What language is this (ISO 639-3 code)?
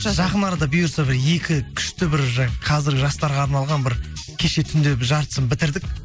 kaz